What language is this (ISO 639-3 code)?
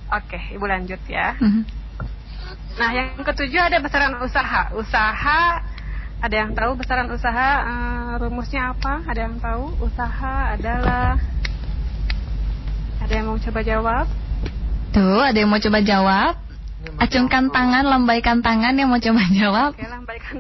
ind